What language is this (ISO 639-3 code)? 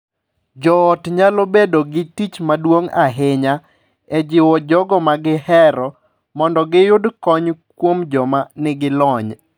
luo